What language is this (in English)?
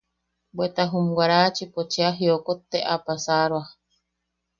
Yaqui